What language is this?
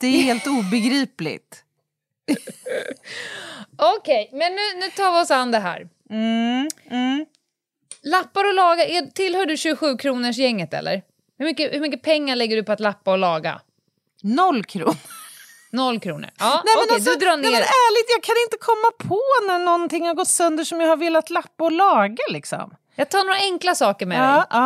Swedish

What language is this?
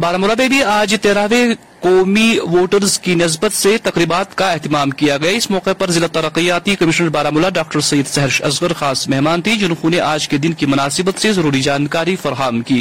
Urdu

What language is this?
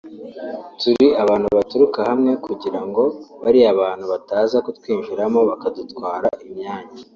Kinyarwanda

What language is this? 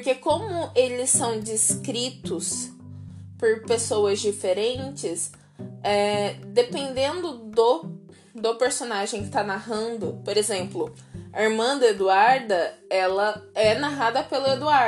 Portuguese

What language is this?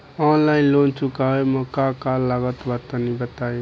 Bhojpuri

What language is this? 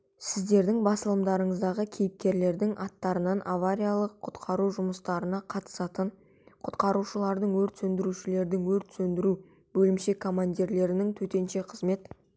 Kazakh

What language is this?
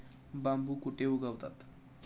Marathi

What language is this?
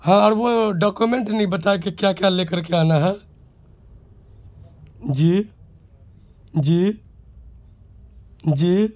Urdu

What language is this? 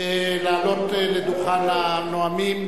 Hebrew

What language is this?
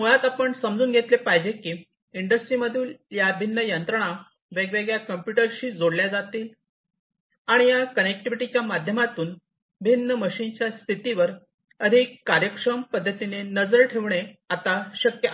Marathi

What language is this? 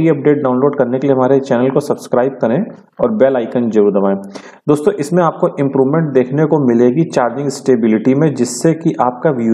Hindi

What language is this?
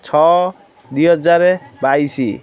Odia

